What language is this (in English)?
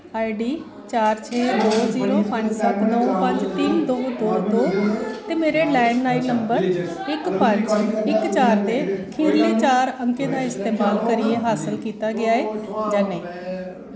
Dogri